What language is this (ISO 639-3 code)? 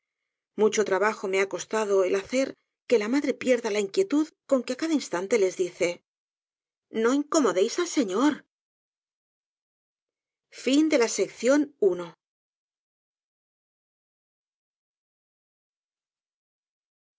spa